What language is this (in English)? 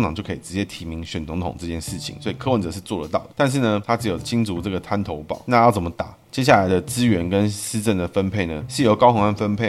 Chinese